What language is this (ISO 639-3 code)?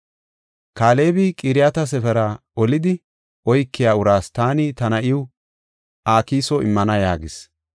gof